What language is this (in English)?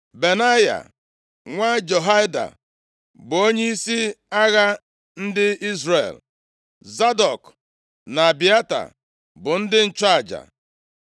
Igbo